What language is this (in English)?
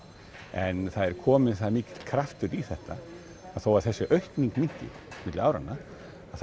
Icelandic